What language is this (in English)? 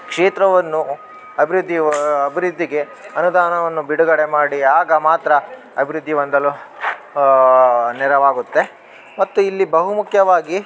Kannada